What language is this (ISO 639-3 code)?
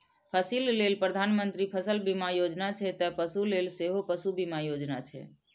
mai